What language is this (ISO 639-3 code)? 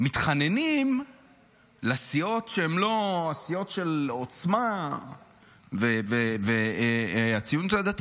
heb